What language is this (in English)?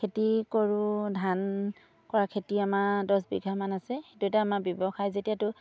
Assamese